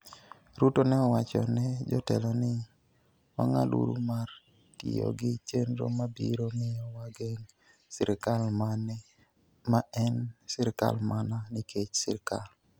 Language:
Luo (Kenya and Tanzania)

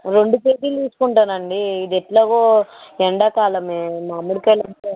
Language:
Telugu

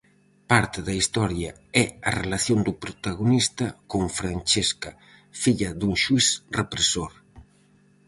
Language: Galician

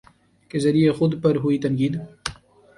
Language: Urdu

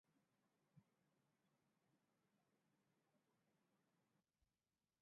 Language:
Swahili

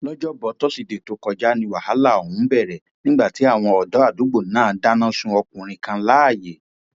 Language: Yoruba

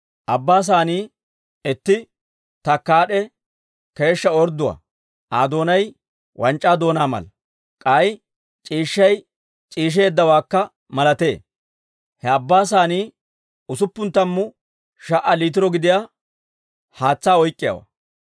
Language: Dawro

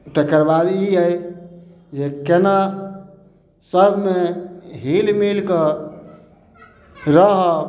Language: Maithili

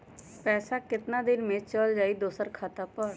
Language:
Magahi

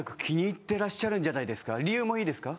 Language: Japanese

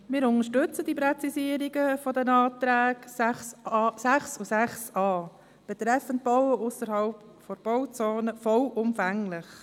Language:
Swiss German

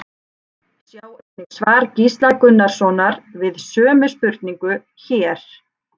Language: Icelandic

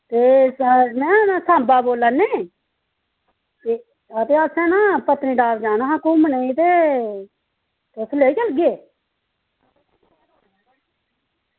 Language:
Dogri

